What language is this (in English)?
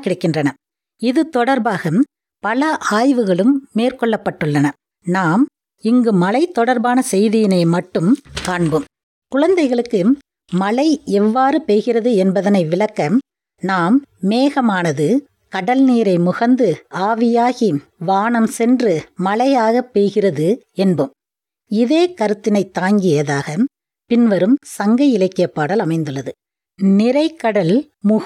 Tamil